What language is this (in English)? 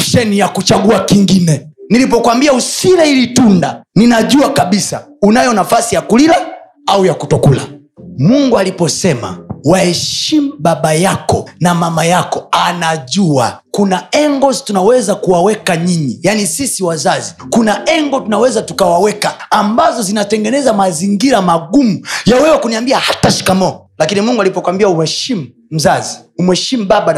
Swahili